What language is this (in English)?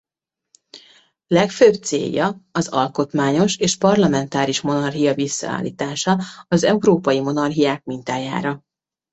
Hungarian